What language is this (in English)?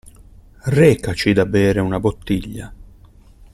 Italian